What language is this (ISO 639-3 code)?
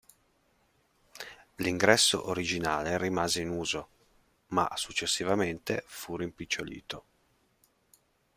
ita